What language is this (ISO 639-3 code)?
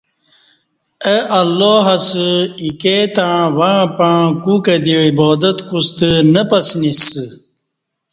bsh